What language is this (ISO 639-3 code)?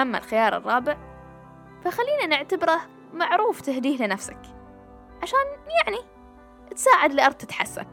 ara